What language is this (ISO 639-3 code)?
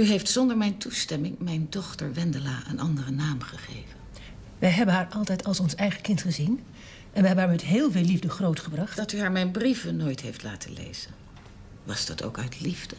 nld